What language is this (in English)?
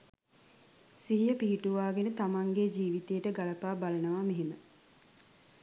Sinhala